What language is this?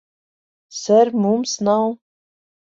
Latvian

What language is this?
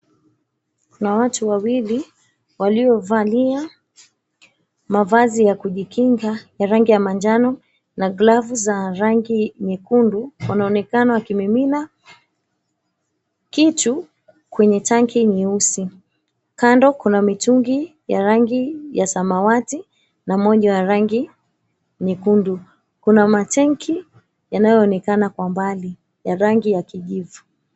Swahili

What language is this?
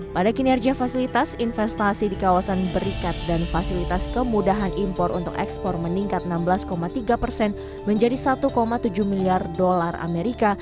Indonesian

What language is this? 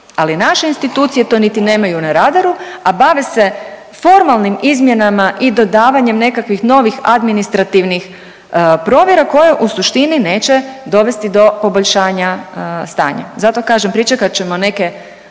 Croatian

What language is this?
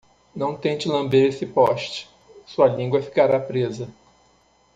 Portuguese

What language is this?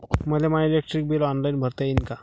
Marathi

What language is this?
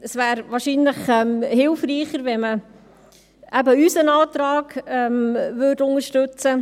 Swiss German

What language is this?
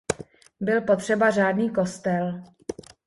Czech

